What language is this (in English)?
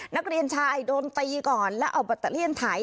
Thai